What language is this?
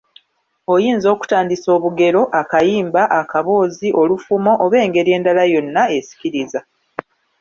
Ganda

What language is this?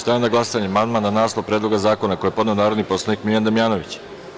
Serbian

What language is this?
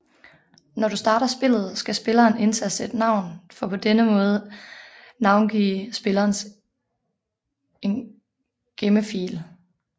Danish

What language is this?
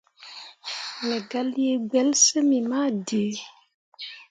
Mundang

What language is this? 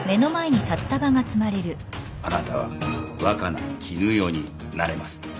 Japanese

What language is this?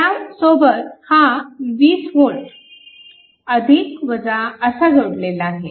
Marathi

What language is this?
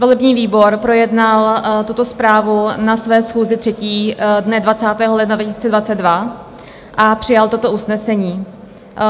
Czech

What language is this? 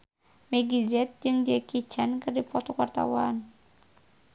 Sundanese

